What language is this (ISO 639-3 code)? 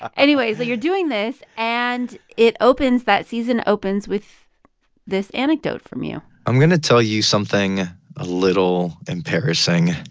eng